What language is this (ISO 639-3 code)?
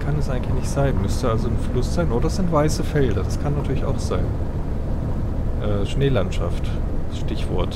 deu